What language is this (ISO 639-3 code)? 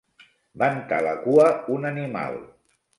cat